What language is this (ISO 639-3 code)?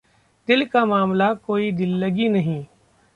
hin